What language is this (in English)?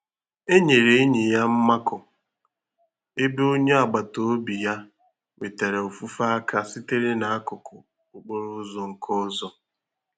Igbo